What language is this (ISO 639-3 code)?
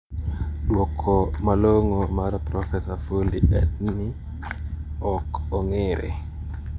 luo